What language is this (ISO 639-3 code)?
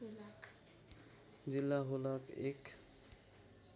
nep